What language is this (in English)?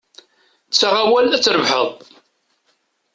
Kabyle